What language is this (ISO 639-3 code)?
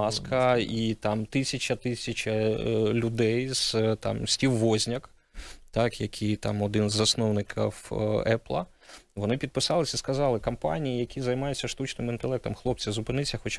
ukr